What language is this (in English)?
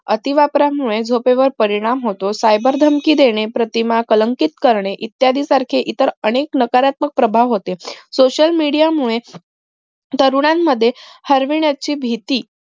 Marathi